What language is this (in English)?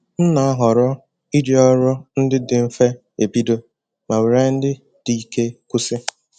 Igbo